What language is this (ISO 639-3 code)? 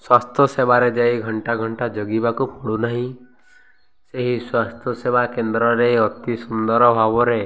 ori